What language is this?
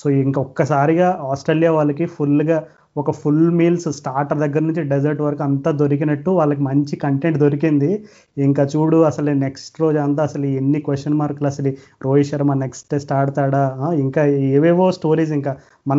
Telugu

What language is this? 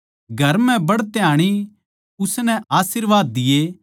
Haryanvi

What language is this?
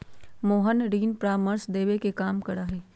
Magahi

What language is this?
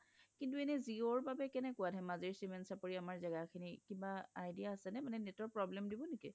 Assamese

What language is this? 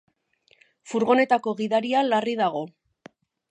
Basque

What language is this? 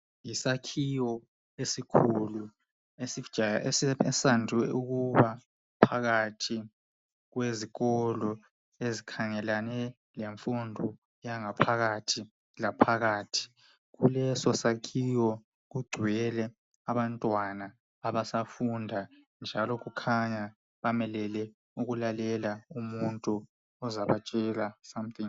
North Ndebele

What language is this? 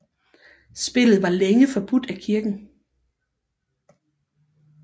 Danish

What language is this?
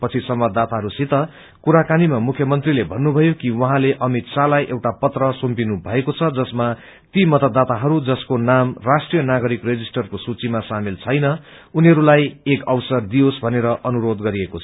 Nepali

